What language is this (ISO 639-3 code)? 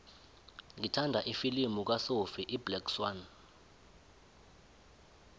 nbl